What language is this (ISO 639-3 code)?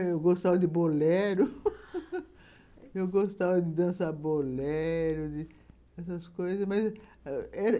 por